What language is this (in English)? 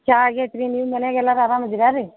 Kannada